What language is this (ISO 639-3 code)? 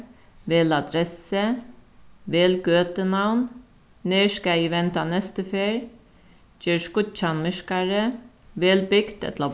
fao